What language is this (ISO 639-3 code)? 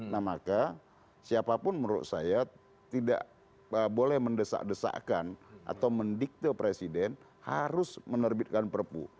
ind